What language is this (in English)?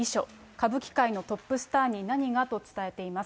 Japanese